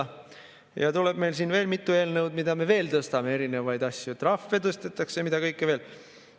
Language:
Estonian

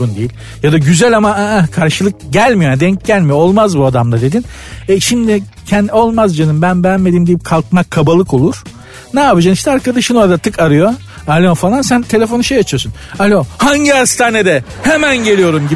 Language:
Turkish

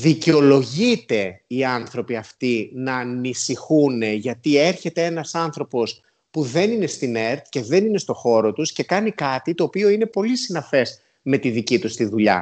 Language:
Greek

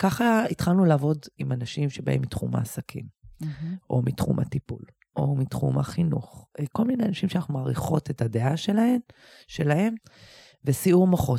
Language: Hebrew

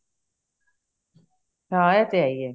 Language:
Punjabi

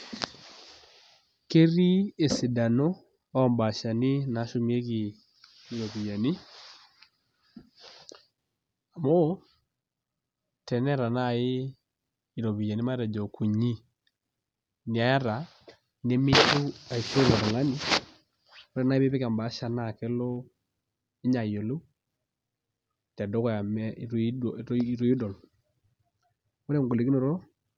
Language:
Masai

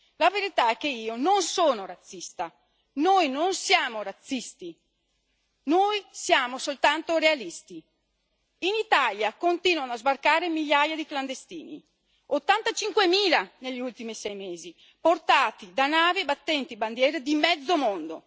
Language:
Italian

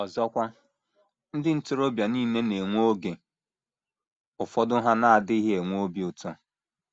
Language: Igbo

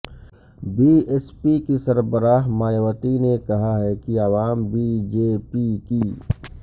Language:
Urdu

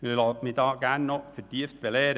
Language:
Swiss German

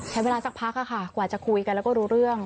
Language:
Thai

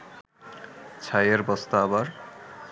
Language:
Bangla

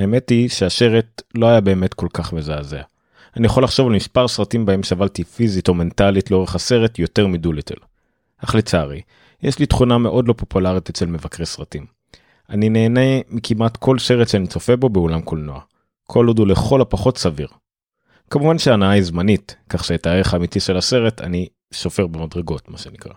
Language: Hebrew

